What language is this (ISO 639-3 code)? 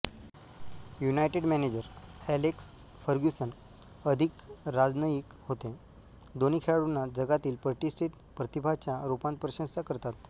mar